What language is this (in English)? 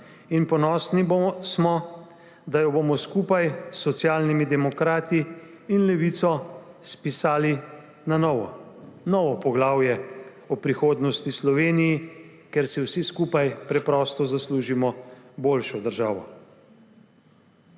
Slovenian